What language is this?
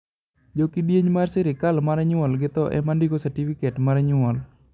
Luo (Kenya and Tanzania)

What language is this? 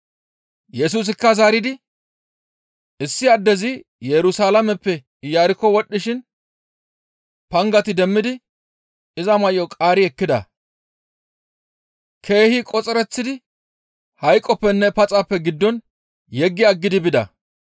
Gamo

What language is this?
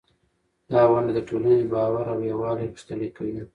Pashto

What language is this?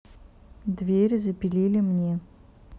Russian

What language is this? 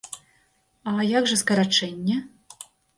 Belarusian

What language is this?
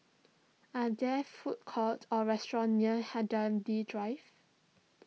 English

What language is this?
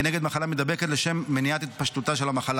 Hebrew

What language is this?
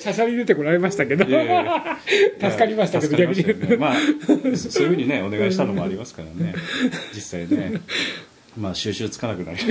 Japanese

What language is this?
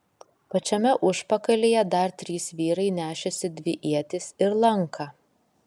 Lithuanian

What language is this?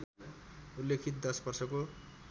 Nepali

